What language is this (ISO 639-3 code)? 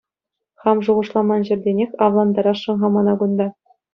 chv